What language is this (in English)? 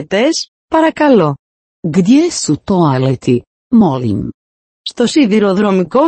Greek